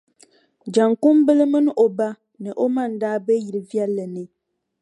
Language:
Dagbani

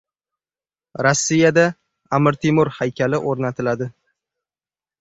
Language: Uzbek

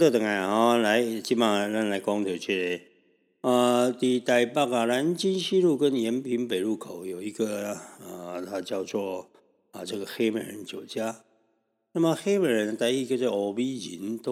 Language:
Chinese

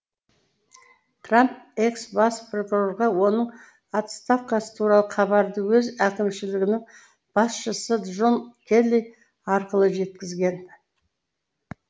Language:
Kazakh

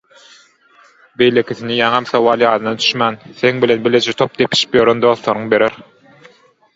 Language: Turkmen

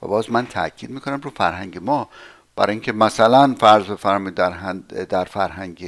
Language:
Persian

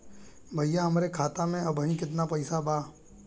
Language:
Bhojpuri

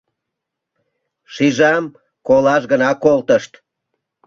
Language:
Mari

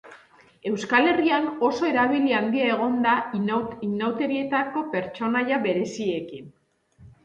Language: Basque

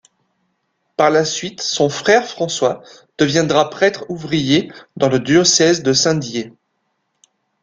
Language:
French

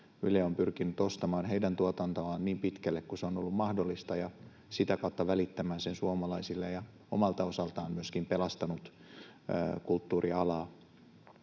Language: Finnish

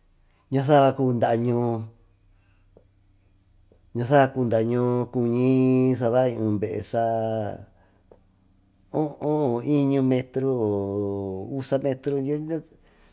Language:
Tututepec Mixtec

